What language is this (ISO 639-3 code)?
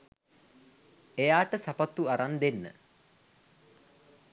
sin